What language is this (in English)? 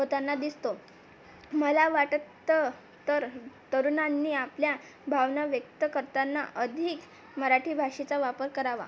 Marathi